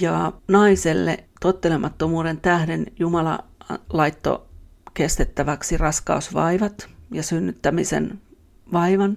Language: Finnish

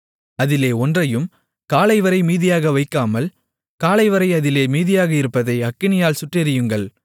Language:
Tamil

